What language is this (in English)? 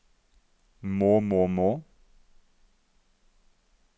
Norwegian